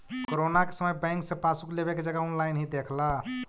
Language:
Magahi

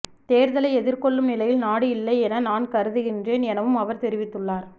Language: Tamil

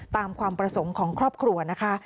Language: Thai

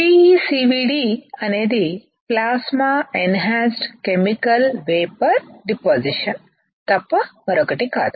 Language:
Telugu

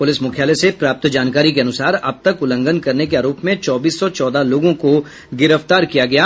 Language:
Hindi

